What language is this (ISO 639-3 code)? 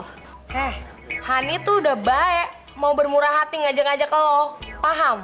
ind